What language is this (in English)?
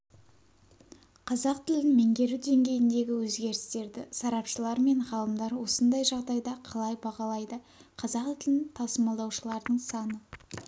Kazakh